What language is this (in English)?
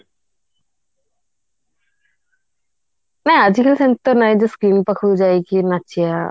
Odia